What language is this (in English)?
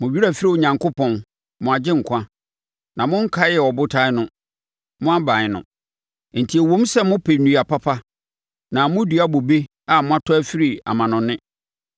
Akan